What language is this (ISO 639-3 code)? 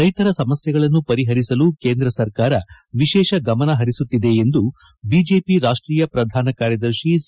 kan